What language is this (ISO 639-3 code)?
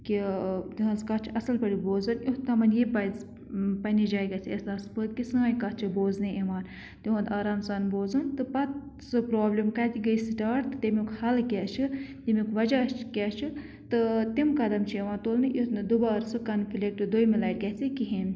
kas